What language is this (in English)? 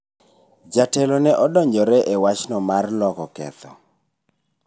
Luo (Kenya and Tanzania)